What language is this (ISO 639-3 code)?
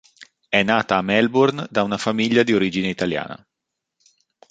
ita